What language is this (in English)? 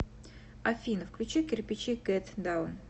Russian